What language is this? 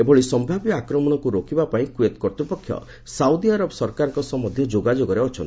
Odia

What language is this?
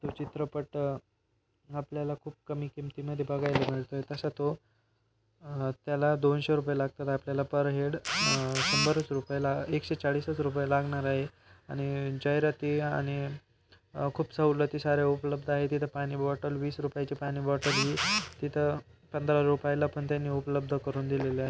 Marathi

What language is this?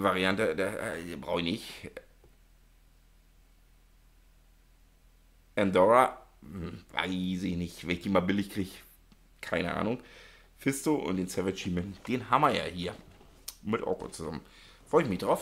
German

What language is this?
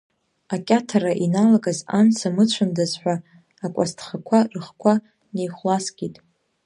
Abkhazian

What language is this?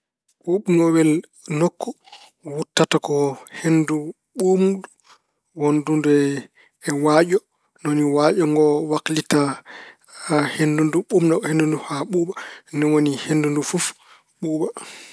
Fula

